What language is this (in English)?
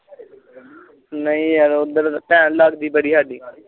Punjabi